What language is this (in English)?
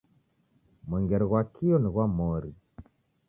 Taita